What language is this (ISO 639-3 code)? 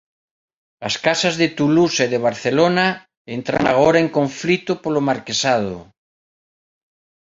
glg